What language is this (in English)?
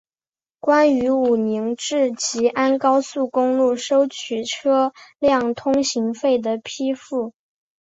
Chinese